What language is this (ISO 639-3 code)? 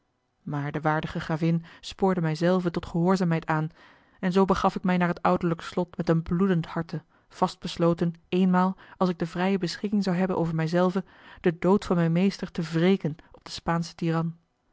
nld